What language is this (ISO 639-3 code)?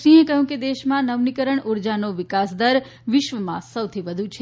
guj